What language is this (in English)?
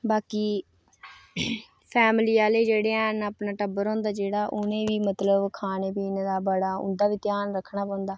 Dogri